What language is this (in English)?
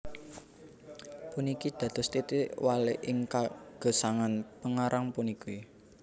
Javanese